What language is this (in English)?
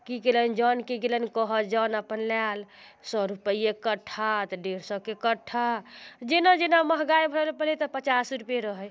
Maithili